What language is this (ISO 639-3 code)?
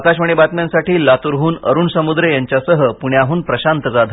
mar